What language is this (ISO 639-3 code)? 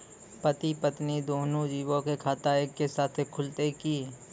mai